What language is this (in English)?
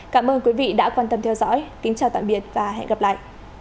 Vietnamese